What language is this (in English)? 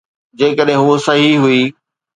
Sindhi